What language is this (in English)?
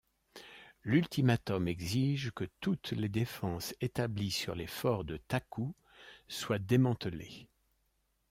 French